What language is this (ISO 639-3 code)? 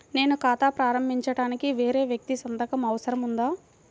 tel